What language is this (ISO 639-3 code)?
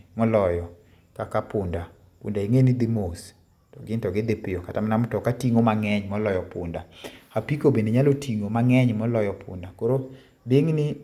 luo